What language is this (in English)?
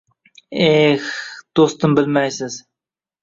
Uzbek